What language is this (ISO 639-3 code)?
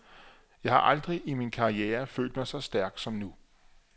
dan